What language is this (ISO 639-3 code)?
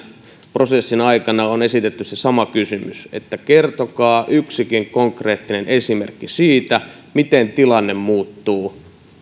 fin